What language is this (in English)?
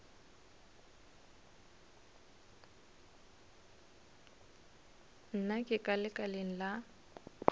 Northern Sotho